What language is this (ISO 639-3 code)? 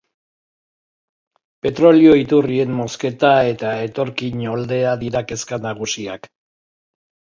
eus